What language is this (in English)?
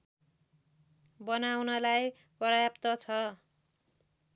Nepali